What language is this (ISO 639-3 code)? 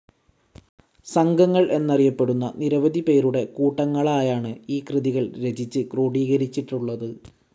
mal